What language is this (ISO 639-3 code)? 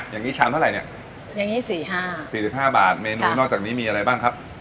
tha